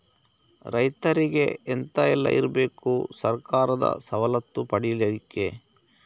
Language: Kannada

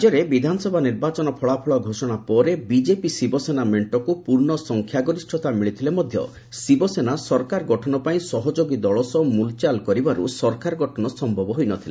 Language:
Odia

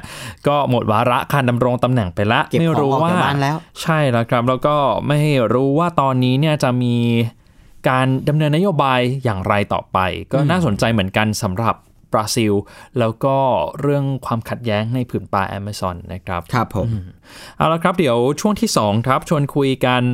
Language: Thai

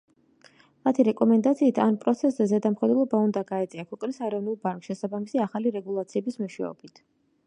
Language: Georgian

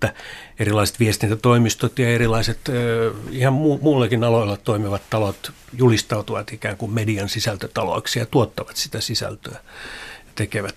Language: Finnish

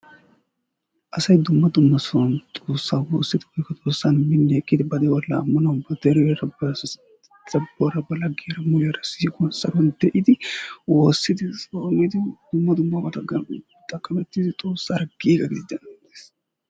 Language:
Wolaytta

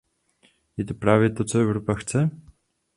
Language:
Czech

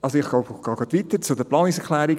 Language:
Swiss German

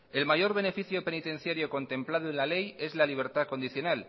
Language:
Spanish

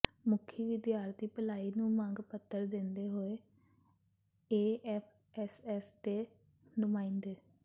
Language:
Punjabi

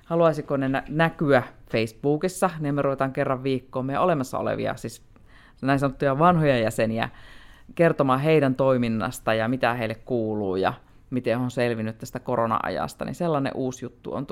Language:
Finnish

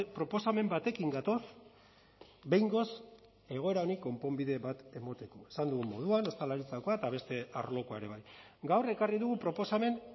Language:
Basque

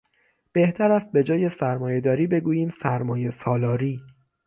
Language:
Persian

